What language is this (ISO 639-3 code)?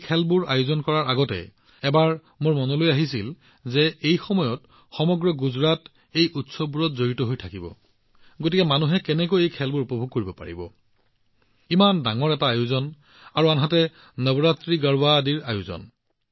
asm